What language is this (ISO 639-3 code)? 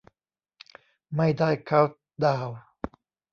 tha